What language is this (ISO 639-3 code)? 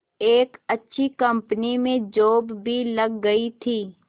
hin